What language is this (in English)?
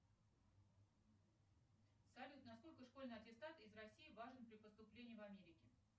Russian